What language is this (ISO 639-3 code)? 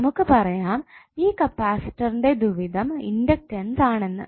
mal